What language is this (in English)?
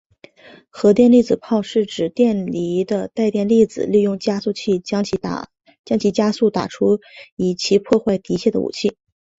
Chinese